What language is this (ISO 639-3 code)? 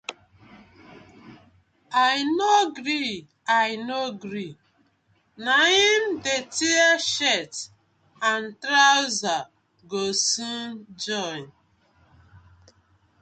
pcm